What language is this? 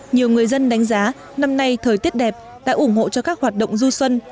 Vietnamese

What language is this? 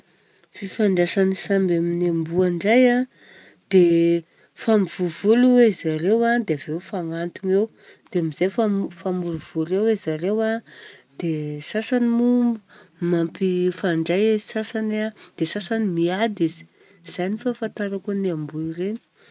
Southern Betsimisaraka Malagasy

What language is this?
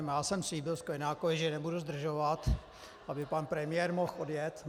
Czech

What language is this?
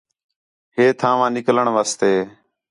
Khetrani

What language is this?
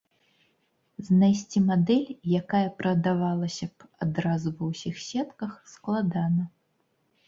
Belarusian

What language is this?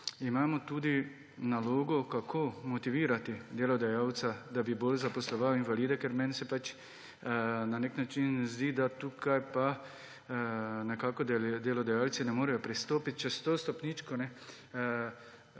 Slovenian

